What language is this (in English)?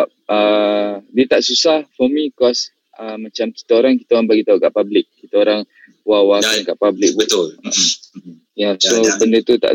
Malay